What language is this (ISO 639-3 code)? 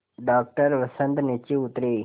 hin